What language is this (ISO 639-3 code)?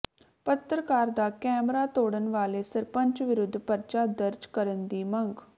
pan